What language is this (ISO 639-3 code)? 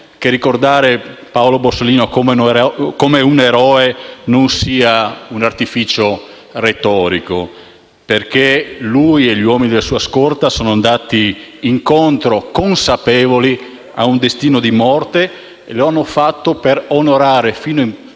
ita